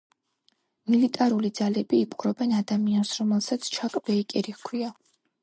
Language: Georgian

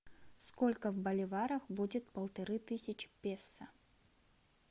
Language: Russian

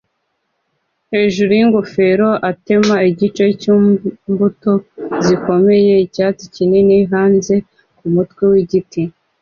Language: Kinyarwanda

